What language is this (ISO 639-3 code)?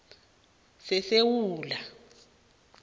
nbl